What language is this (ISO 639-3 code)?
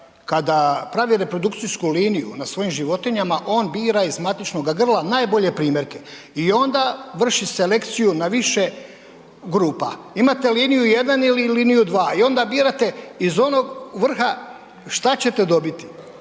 hrv